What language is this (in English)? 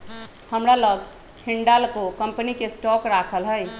Magahi